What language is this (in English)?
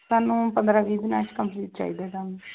Punjabi